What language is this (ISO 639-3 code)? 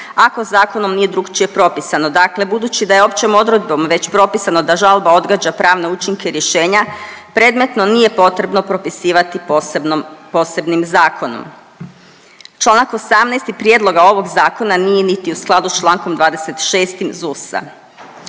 hrv